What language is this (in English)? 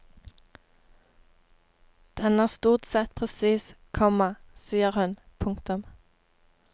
Norwegian